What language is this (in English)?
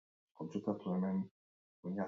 Basque